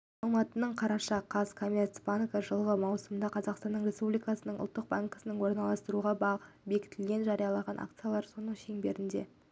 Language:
Kazakh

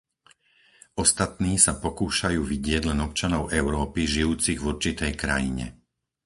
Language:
Slovak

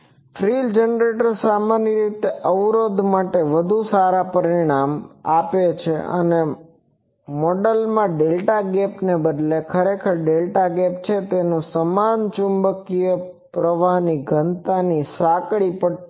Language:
Gujarati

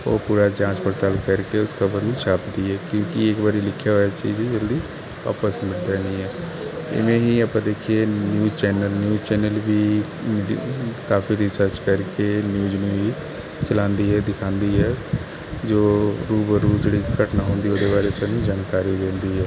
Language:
Punjabi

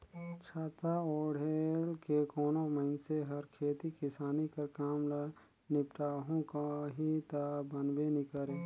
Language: Chhattisgarhi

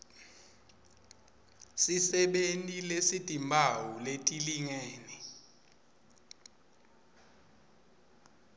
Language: Swati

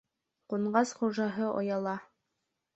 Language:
Bashkir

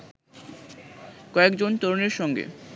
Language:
Bangla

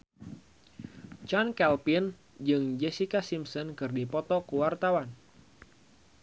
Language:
Sundanese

